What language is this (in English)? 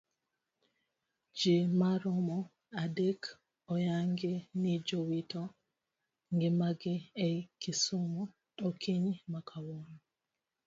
Luo (Kenya and Tanzania)